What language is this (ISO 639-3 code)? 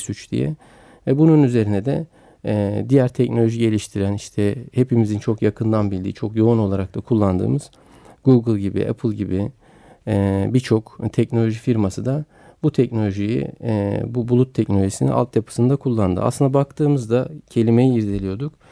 tur